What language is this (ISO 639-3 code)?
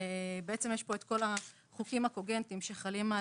heb